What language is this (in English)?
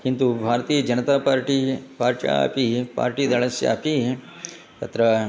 Sanskrit